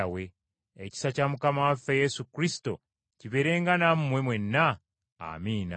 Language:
Ganda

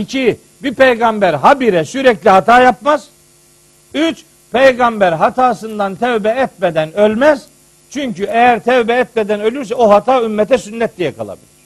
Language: Turkish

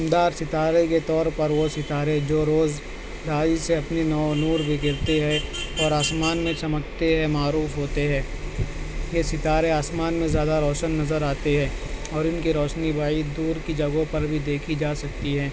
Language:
Urdu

